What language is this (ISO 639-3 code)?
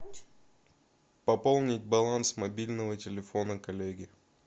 rus